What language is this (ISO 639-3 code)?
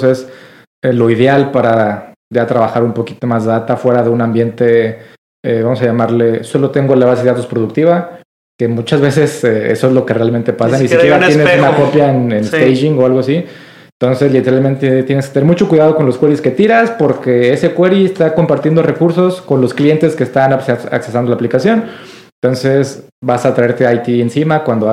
spa